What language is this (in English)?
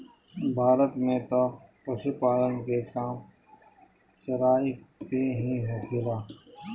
Bhojpuri